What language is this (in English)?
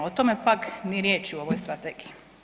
Croatian